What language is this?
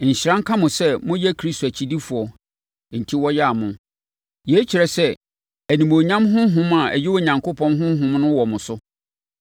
Akan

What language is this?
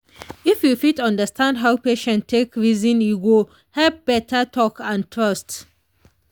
Nigerian Pidgin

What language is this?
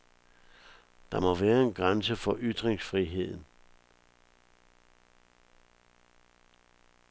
Danish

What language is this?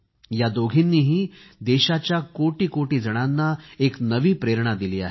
Marathi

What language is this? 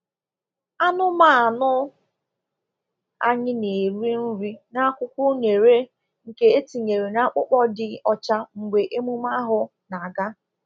Igbo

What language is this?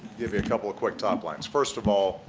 English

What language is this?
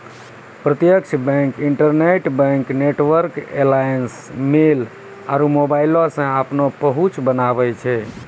Maithili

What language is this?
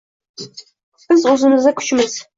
Uzbek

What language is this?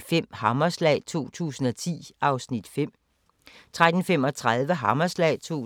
Danish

